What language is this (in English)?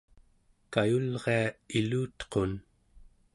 Central Yupik